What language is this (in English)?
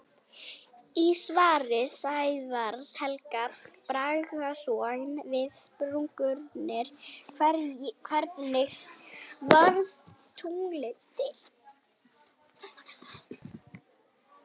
Icelandic